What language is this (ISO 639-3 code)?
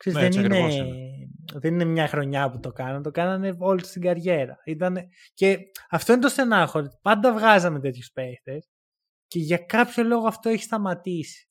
ell